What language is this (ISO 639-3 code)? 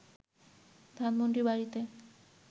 ben